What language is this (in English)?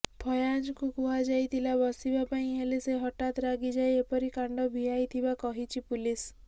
Odia